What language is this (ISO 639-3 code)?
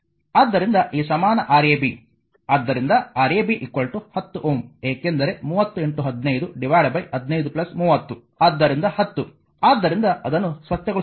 kan